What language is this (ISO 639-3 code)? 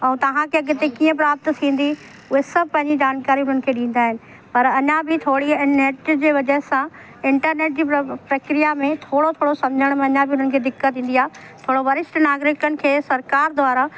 snd